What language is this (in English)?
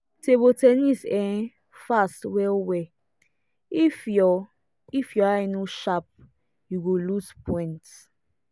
Nigerian Pidgin